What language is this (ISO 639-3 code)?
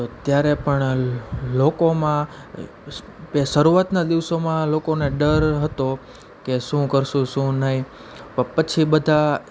guj